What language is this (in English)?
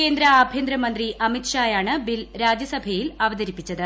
Malayalam